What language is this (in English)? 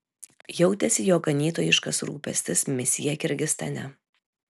Lithuanian